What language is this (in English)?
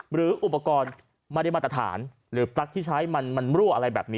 Thai